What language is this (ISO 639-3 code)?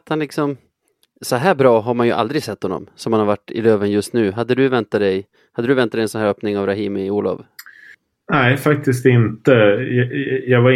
swe